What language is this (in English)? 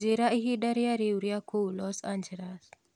Kikuyu